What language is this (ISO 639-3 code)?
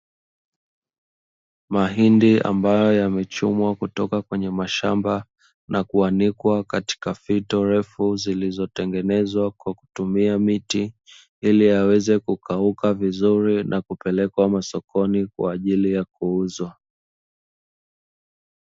swa